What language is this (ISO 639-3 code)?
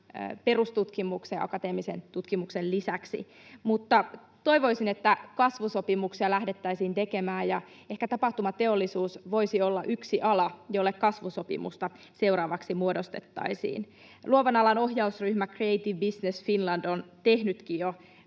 fin